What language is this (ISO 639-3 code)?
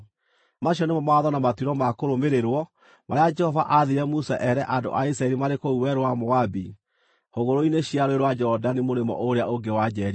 kik